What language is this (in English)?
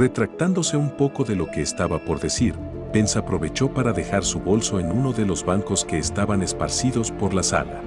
Spanish